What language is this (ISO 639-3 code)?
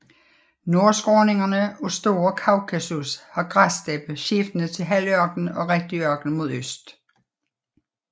dan